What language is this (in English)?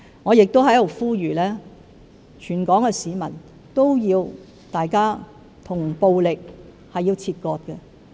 Cantonese